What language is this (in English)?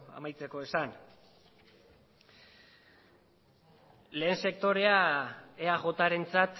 Basque